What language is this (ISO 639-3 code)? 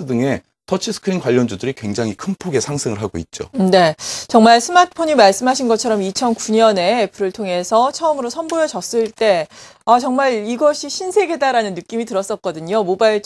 kor